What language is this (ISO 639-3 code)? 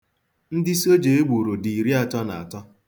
ibo